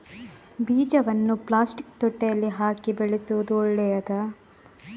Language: Kannada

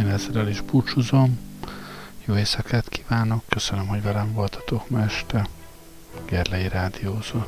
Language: Hungarian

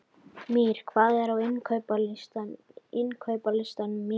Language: Icelandic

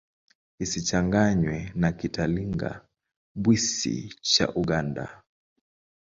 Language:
Swahili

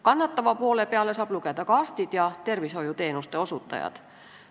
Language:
Estonian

